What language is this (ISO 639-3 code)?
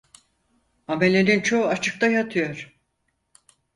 tur